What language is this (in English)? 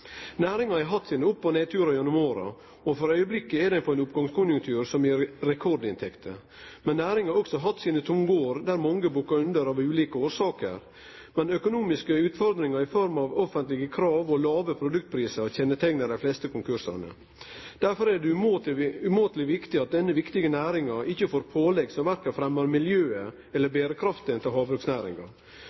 Norwegian Nynorsk